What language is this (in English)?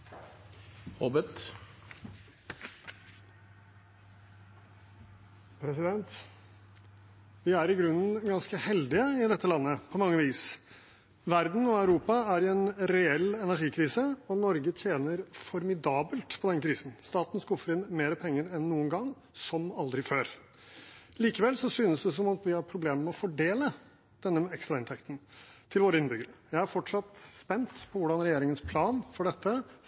Norwegian